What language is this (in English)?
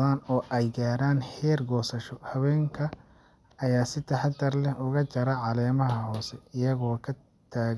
Somali